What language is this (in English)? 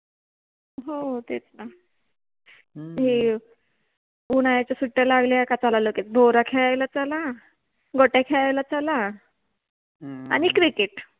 Marathi